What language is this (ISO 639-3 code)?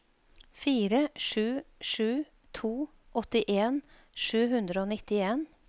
nor